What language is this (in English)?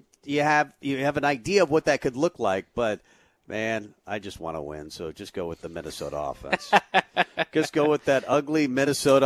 English